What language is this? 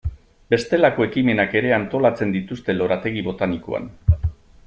Basque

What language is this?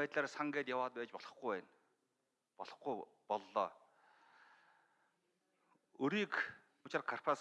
Turkish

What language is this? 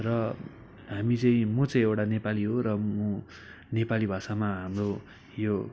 Nepali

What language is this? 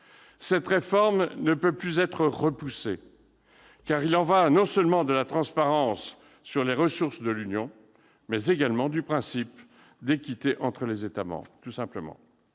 French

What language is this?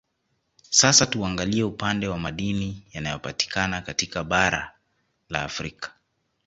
Swahili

